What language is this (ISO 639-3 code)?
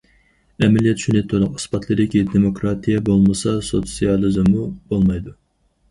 uig